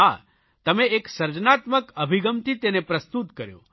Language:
Gujarati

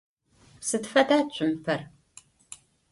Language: Adyghe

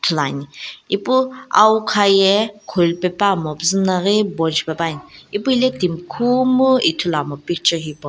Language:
Sumi Naga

